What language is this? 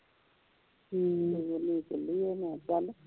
Punjabi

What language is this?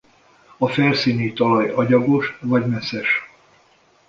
Hungarian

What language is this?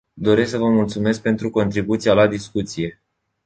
Romanian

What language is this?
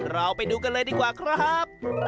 Thai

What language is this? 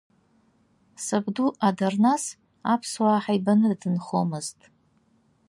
Abkhazian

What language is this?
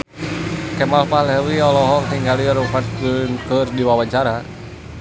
Sundanese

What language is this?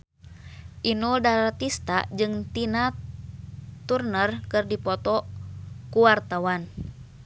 Sundanese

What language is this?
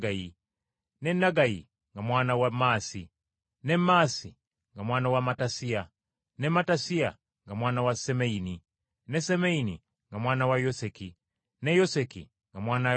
Ganda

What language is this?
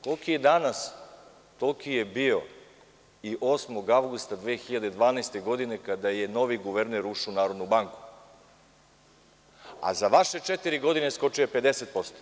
Serbian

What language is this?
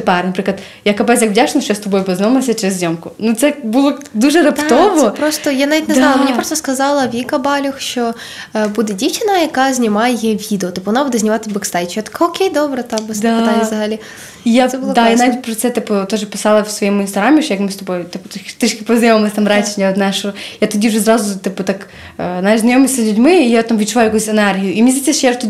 Ukrainian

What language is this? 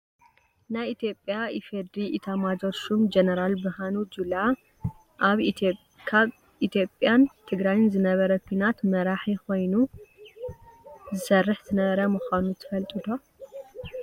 Tigrinya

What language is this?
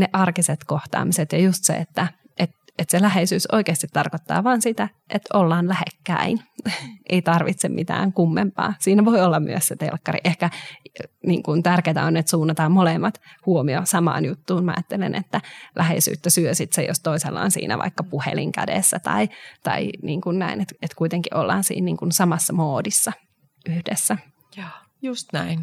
Finnish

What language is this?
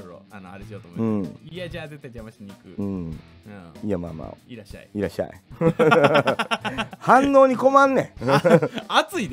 Japanese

